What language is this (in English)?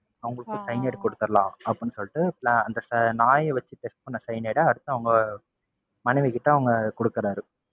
Tamil